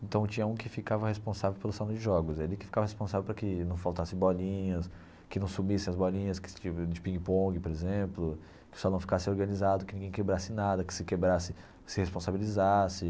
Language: Portuguese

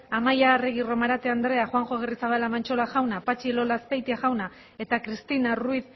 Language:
Basque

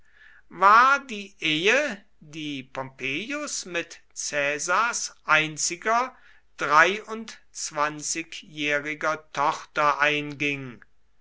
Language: German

